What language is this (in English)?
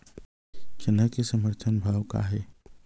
Chhattisgarhi